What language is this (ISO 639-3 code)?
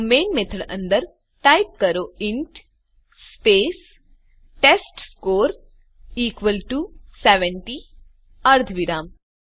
guj